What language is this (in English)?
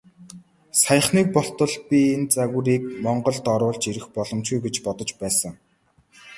Mongolian